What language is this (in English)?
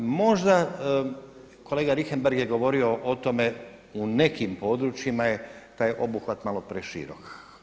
Croatian